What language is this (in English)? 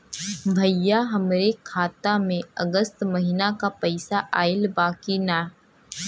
Bhojpuri